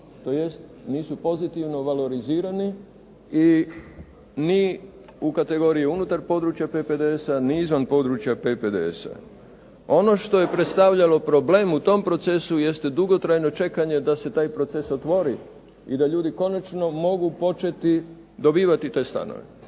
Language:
Croatian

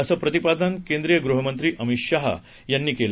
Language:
Marathi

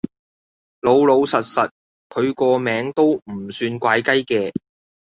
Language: Cantonese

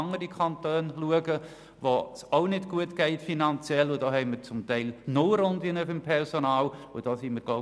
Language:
Swiss German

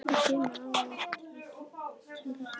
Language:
Icelandic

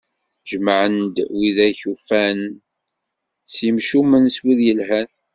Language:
Kabyle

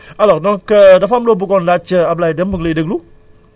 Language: Wolof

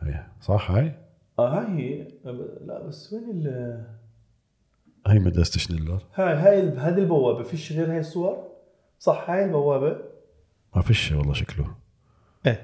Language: Arabic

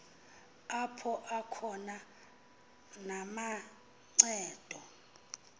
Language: Xhosa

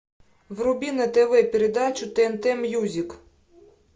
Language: Russian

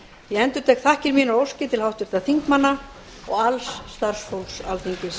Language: Icelandic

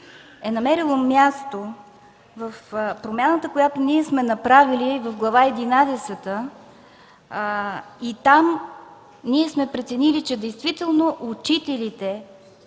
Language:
Bulgarian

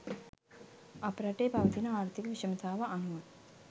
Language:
Sinhala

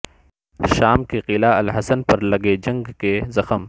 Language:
Urdu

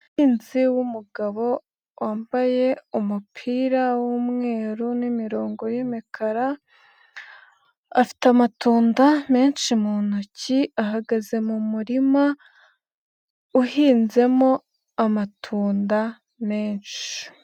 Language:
Kinyarwanda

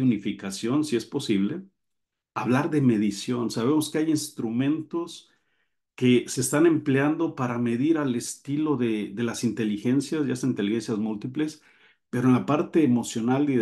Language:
Spanish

